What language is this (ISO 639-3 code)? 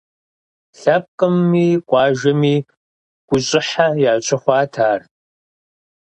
kbd